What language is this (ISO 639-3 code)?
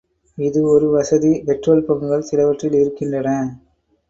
tam